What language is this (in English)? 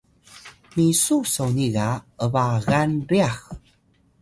Atayal